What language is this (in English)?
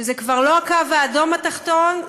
Hebrew